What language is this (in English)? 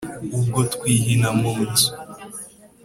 Kinyarwanda